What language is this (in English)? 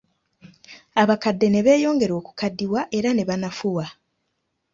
Ganda